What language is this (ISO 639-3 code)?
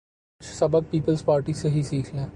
urd